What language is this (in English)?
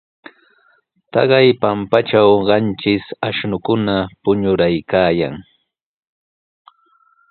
Sihuas Ancash Quechua